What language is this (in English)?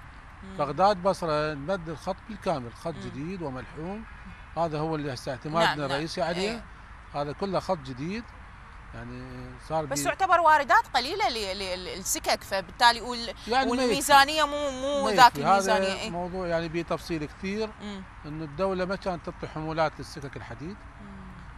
Arabic